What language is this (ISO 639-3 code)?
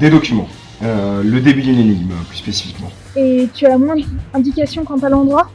fra